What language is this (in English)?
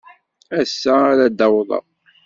Kabyle